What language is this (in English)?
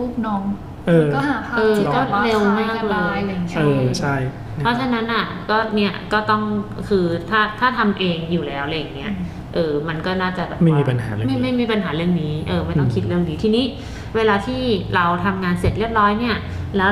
Thai